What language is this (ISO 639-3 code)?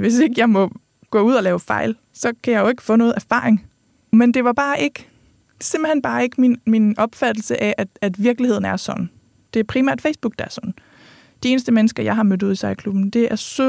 dan